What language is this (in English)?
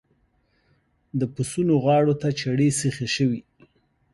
Pashto